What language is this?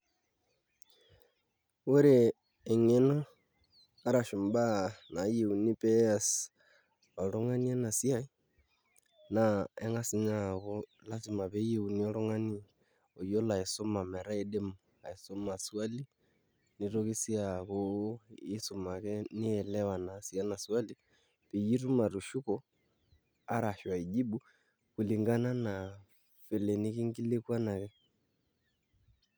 Masai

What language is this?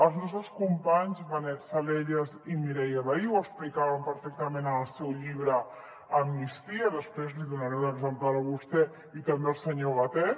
Catalan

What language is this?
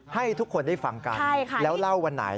Thai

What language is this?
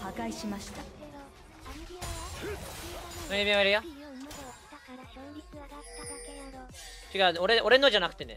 Japanese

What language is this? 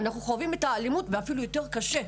Hebrew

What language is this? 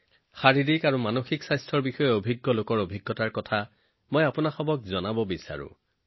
Assamese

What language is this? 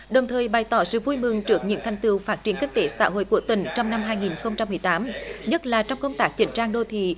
Vietnamese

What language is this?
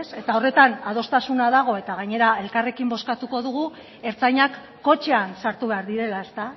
Basque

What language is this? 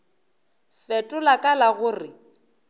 Northern Sotho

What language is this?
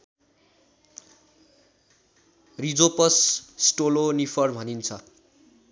Nepali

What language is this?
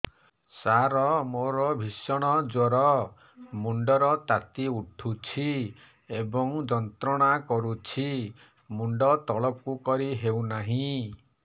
Odia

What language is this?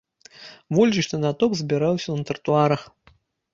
Belarusian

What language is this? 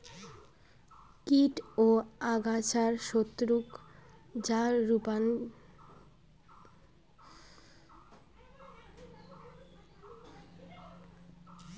Bangla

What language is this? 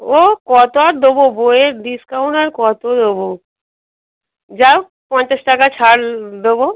Bangla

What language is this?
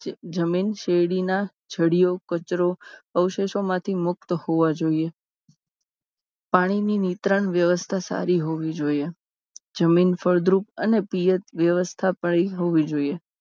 Gujarati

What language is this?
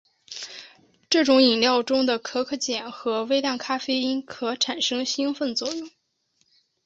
Chinese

